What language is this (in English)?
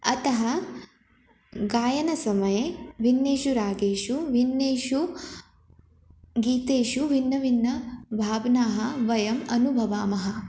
Sanskrit